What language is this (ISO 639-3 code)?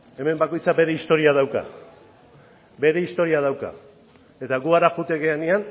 eus